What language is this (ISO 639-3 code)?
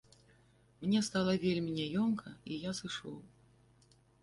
bel